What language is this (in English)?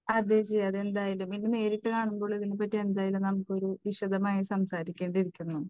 Malayalam